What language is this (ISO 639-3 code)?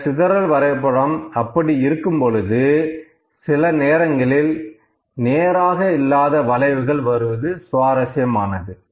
tam